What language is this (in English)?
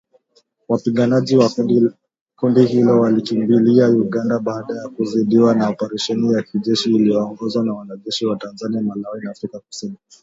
Swahili